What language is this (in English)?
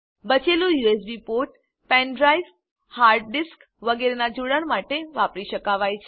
Gujarati